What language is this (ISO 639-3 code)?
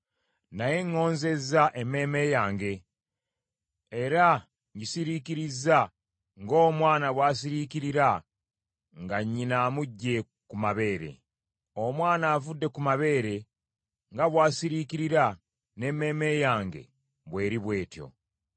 lug